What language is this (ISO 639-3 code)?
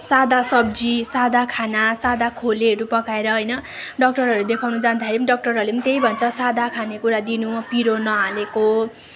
nep